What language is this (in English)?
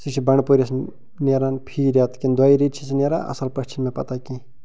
Kashmiri